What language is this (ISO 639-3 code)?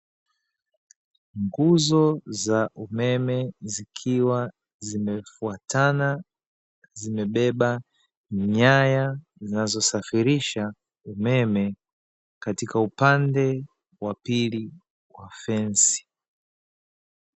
swa